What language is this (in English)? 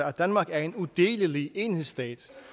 Danish